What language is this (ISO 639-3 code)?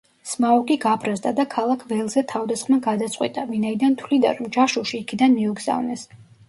kat